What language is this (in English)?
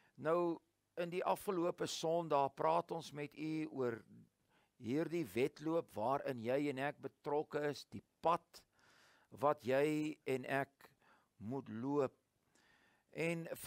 Dutch